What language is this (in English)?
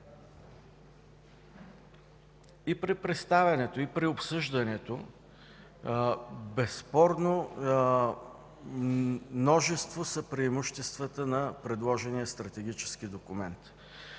Bulgarian